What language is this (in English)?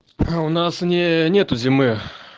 Russian